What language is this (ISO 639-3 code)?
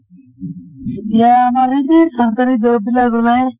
asm